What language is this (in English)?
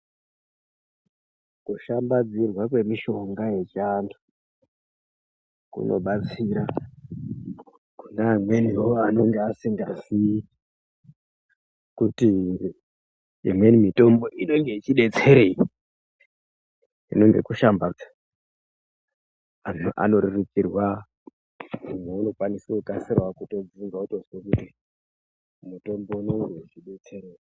Ndau